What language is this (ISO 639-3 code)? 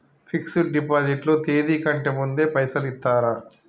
tel